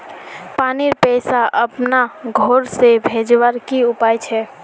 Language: Magahi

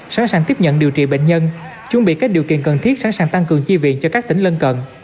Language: Vietnamese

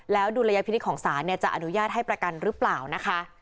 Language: Thai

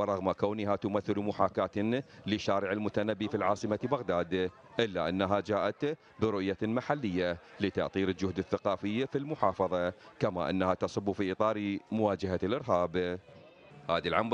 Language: Arabic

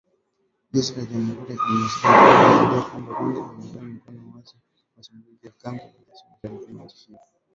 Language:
Swahili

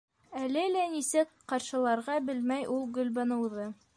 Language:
Bashkir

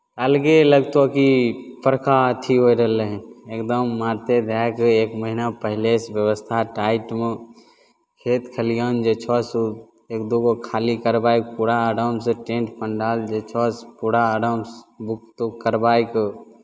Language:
Maithili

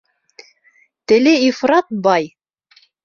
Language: Bashkir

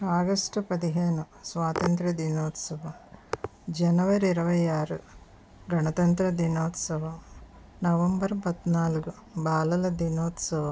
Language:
Telugu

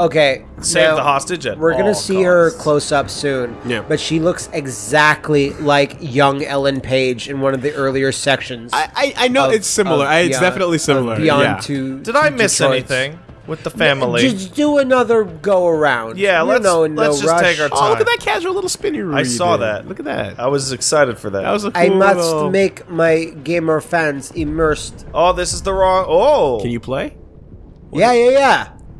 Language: English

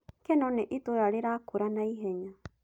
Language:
Kikuyu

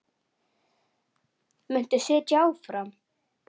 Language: Icelandic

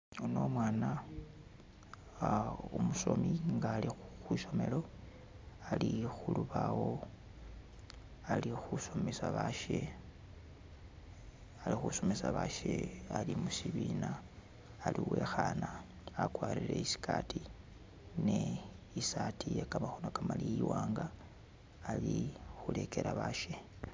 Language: Masaaba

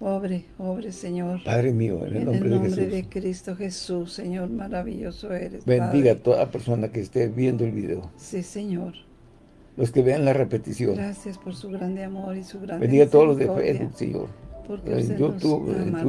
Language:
Spanish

